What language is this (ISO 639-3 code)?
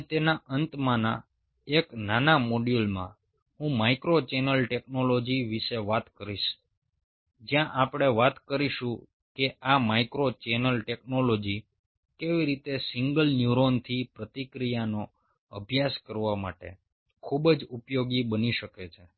guj